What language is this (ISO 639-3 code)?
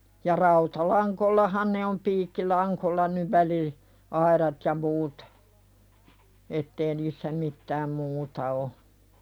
fin